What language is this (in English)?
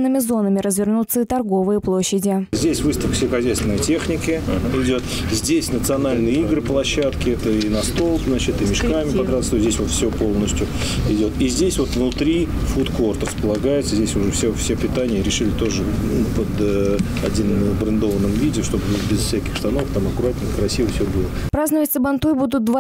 Russian